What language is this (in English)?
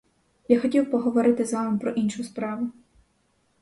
Ukrainian